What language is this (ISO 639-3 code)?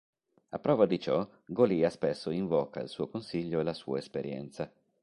ita